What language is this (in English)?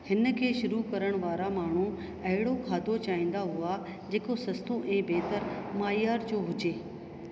Sindhi